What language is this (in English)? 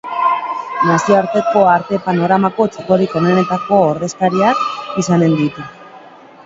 Basque